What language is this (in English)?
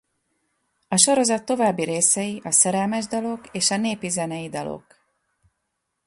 Hungarian